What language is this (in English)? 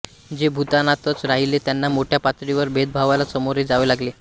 Marathi